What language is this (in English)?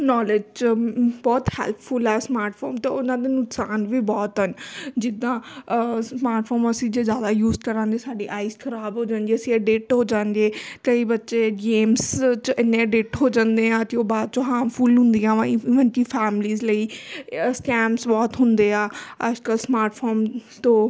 Punjabi